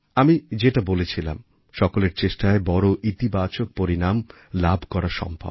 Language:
Bangla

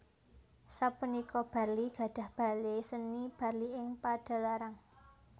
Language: Javanese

